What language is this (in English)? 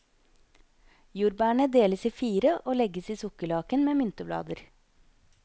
Norwegian